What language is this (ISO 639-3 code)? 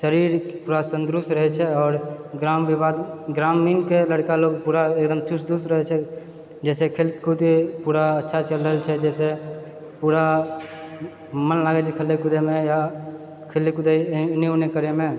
mai